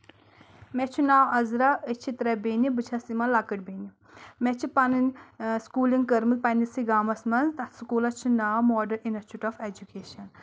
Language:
Kashmiri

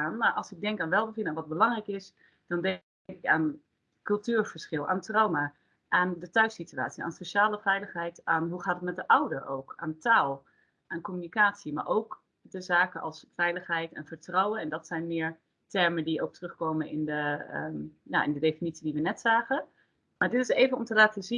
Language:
Dutch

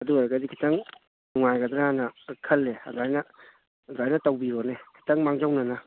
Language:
Manipuri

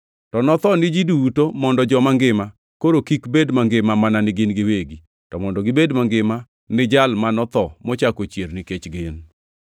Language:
Luo (Kenya and Tanzania)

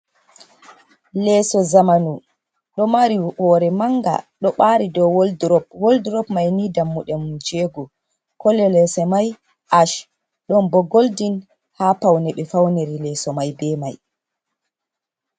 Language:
Fula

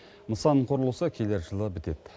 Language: Kazakh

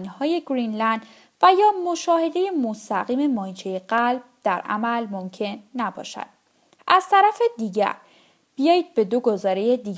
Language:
Persian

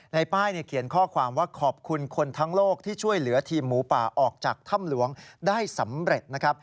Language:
Thai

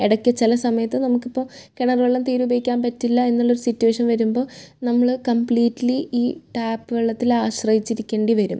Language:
Malayalam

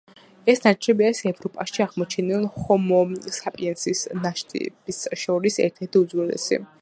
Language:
Georgian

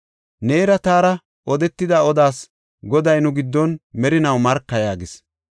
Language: Gofa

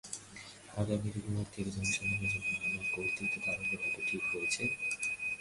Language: Bangla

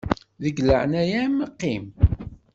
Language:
Kabyle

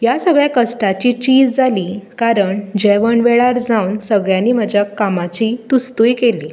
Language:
Konkani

